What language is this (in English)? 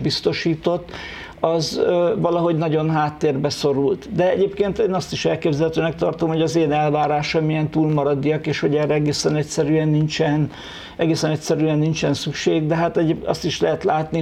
Hungarian